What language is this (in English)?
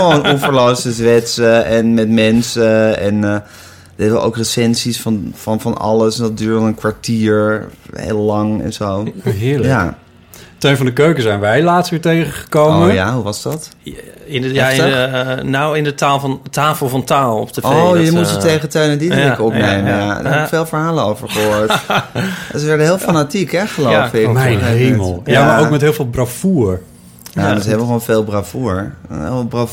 Dutch